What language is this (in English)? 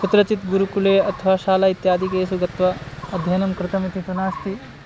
Sanskrit